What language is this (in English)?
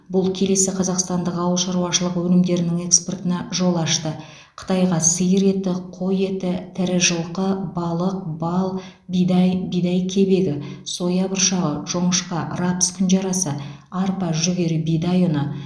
Kazakh